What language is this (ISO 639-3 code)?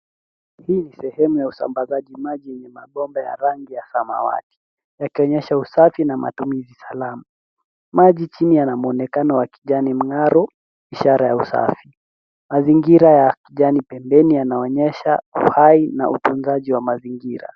swa